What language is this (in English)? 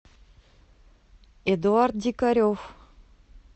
Russian